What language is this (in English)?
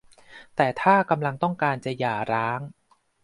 Thai